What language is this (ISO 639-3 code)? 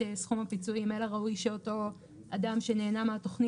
heb